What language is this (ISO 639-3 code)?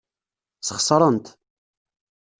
kab